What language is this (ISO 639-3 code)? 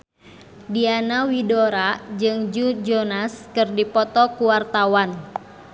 sun